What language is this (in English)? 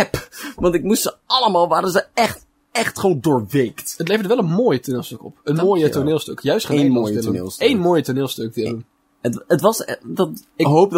Dutch